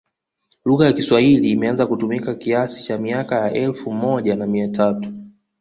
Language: Swahili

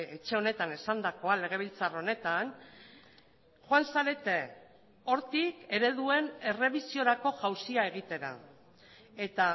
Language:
Basque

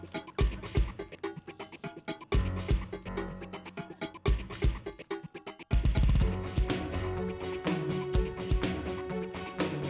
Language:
Indonesian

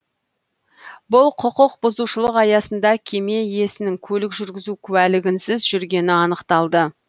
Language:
Kazakh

